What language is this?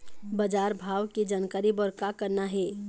Chhattisgarhi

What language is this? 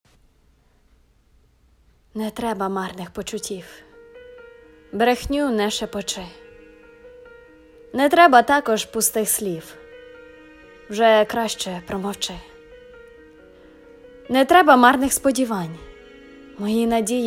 Ukrainian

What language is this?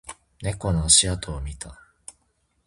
Japanese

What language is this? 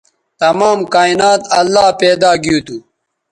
Bateri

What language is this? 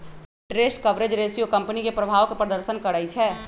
Magahi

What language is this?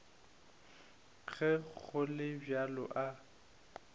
Northern Sotho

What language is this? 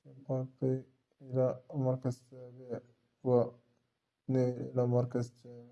Arabic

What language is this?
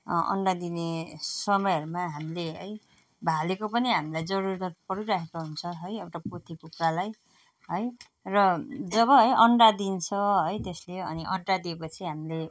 Nepali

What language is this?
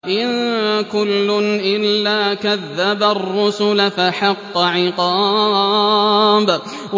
Arabic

